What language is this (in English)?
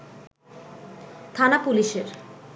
Bangla